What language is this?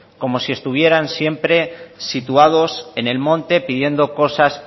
Spanish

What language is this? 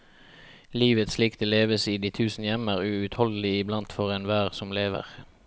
Norwegian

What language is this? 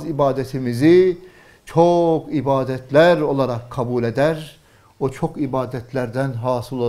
Turkish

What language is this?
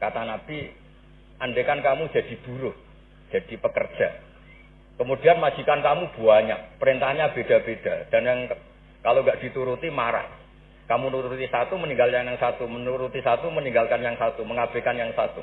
Indonesian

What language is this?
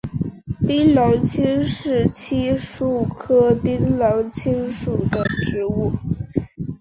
Chinese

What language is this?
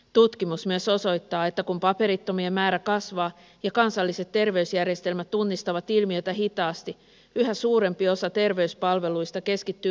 Finnish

